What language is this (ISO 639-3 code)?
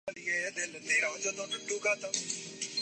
urd